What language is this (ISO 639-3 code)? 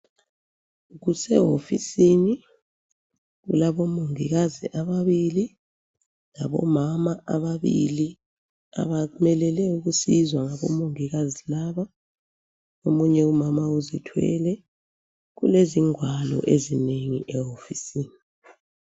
nde